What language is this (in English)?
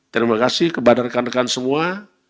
Indonesian